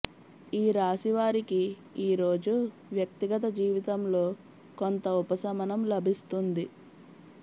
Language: Telugu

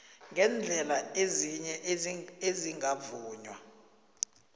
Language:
South Ndebele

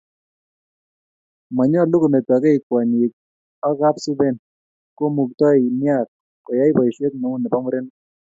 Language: Kalenjin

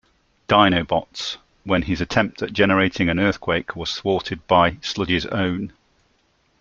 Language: English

